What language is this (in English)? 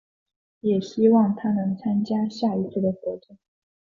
Chinese